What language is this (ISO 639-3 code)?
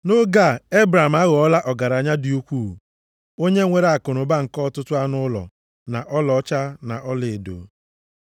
ibo